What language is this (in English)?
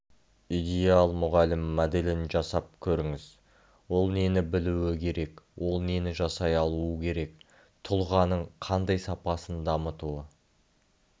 Kazakh